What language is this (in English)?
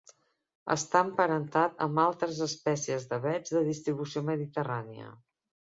Catalan